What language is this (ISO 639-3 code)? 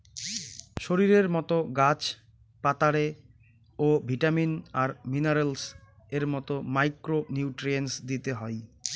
ben